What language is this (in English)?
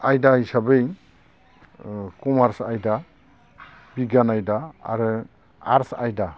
Bodo